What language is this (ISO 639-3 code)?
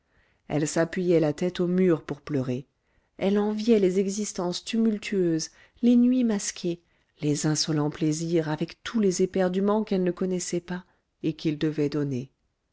fra